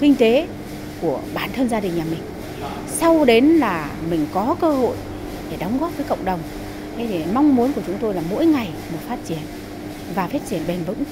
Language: Vietnamese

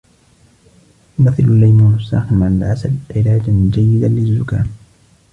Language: Arabic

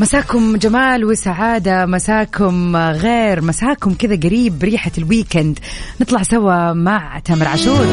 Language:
Arabic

